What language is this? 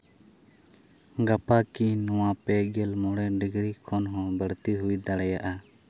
Santali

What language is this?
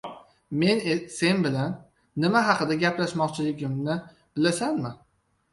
Uzbek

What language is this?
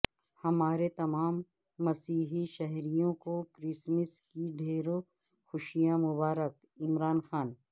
Urdu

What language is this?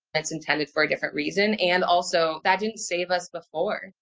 English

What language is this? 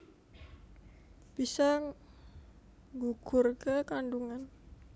Javanese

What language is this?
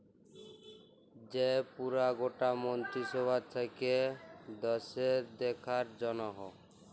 Bangla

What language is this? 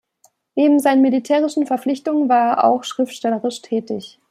German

